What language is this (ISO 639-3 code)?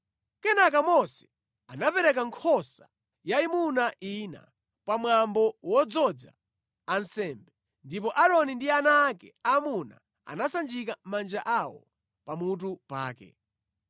nya